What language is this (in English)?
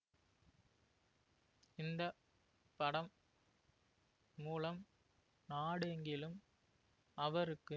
Tamil